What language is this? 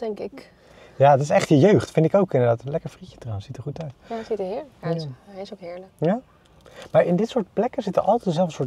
Dutch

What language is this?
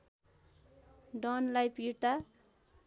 Nepali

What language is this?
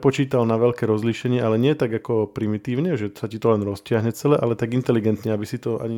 Slovak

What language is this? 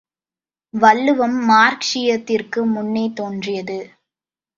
Tamil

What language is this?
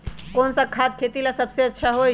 Magahi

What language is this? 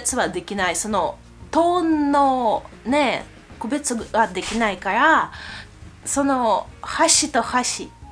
Japanese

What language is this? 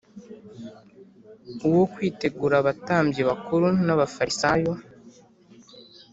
Kinyarwanda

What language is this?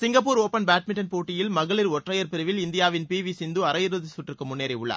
Tamil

